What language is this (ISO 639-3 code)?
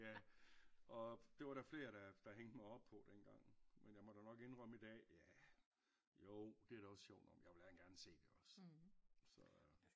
dan